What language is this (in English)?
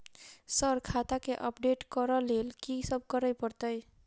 Maithili